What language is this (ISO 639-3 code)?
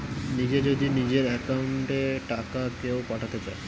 ben